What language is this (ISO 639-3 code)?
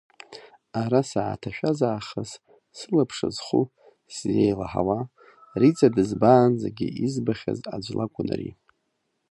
abk